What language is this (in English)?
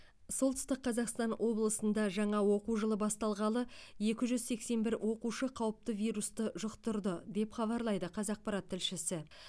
Kazakh